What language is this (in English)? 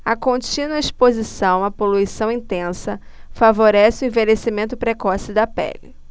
Portuguese